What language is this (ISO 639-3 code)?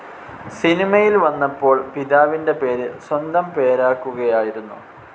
mal